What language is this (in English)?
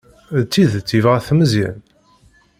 Kabyle